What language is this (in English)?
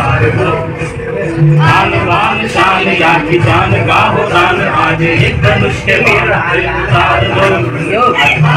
Kannada